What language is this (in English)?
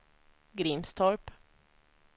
Swedish